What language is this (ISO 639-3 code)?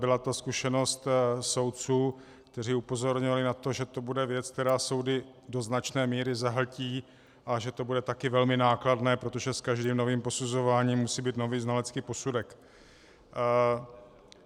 ces